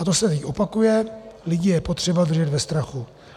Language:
Czech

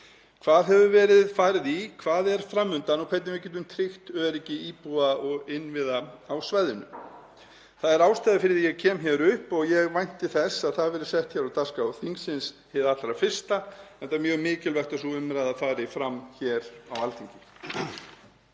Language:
Icelandic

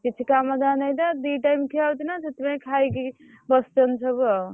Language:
Odia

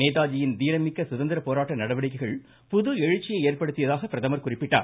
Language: Tamil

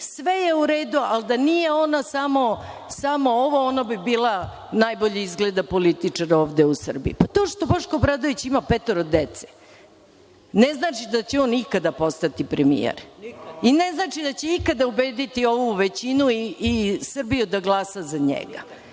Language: Serbian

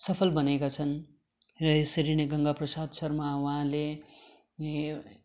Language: Nepali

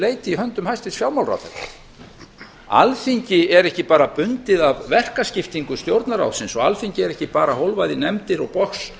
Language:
Icelandic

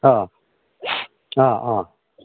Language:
Manipuri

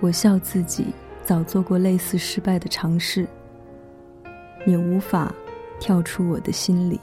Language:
Chinese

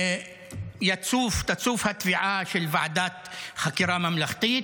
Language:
Hebrew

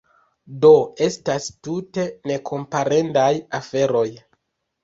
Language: Esperanto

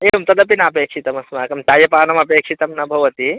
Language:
Sanskrit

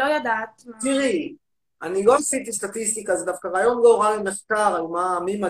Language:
Hebrew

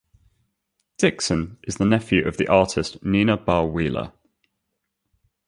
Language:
English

